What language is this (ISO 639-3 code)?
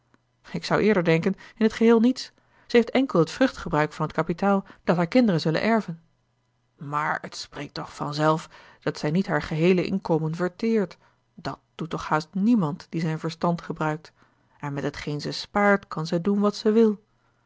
nld